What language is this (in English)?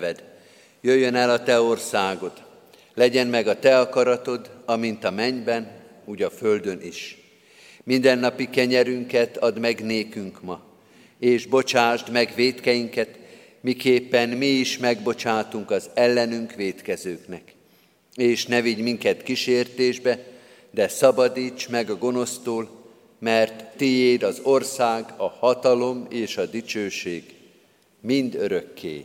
Hungarian